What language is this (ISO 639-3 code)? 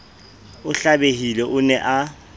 sot